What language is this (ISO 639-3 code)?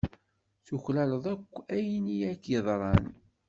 kab